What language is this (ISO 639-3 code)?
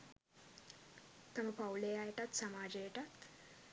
sin